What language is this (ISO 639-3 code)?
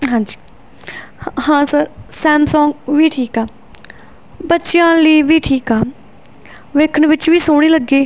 pan